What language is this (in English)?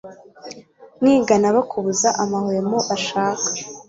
Kinyarwanda